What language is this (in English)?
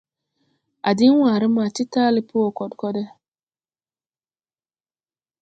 Tupuri